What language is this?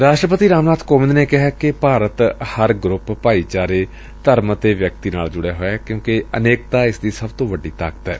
Punjabi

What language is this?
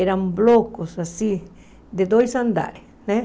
Portuguese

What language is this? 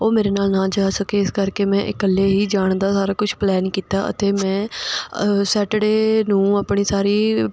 Punjabi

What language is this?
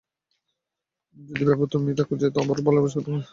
Bangla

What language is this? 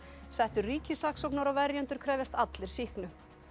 Icelandic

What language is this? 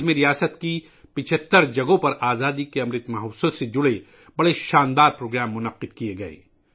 Urdu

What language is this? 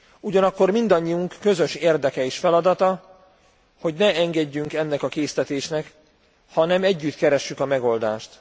Hungarian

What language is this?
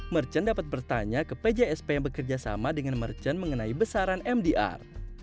Indonesian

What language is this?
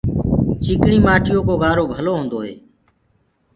Gurgula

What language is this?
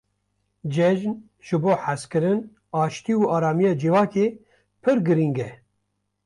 Kurdish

